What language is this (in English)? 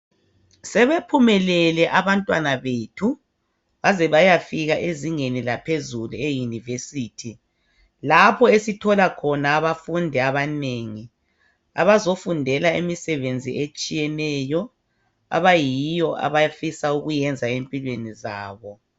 North Ndebele